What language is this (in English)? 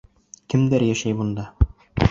Bashkir